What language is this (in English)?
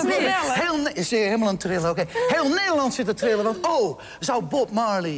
Dutch